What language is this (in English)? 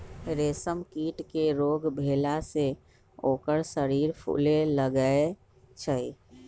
Magahi